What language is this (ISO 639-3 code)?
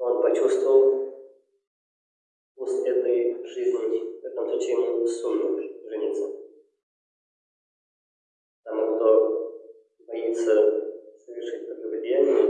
tur